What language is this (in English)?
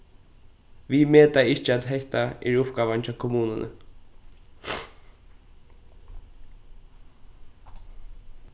Faroese